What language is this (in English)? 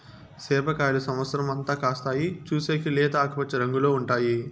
Telugu